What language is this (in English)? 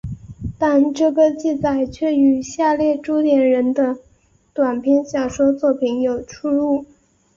Chinese